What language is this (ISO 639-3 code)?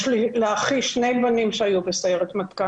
heb